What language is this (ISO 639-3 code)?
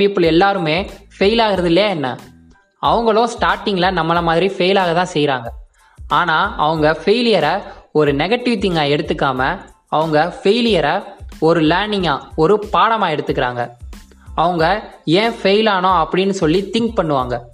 tam